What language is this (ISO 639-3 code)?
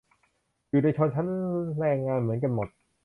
tha